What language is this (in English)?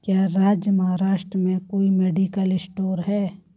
Hindi